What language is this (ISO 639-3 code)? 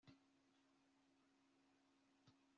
kin